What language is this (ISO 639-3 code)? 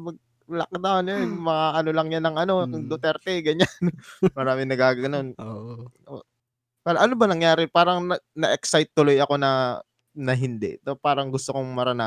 fil